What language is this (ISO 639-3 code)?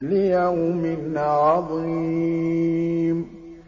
ara